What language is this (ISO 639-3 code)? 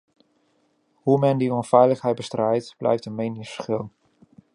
nld